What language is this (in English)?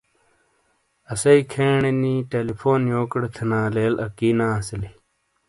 Shina